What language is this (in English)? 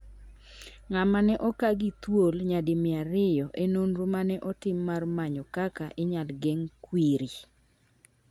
Luo (Kenya and Tanzania)